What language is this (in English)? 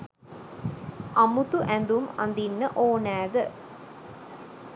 Sinhala